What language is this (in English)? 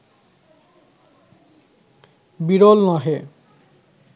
Bangla